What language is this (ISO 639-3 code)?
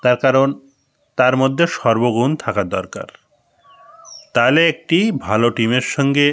ben